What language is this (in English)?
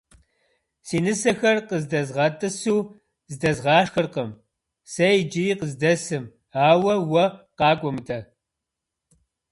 Kabardian